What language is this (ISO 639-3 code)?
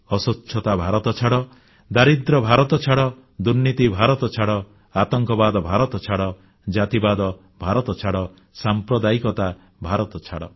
ori